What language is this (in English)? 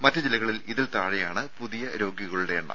Malayalam